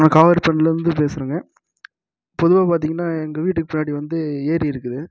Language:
Tamil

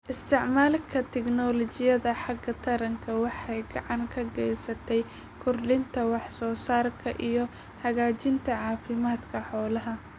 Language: Somali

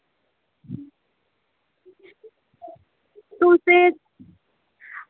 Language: Dogri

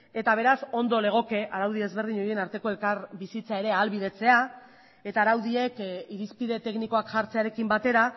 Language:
Basque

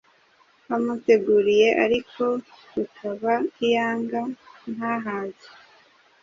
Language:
Kinyarwanda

